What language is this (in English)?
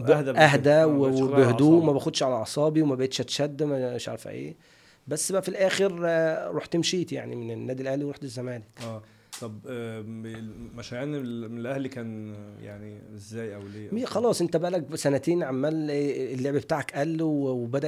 Arabic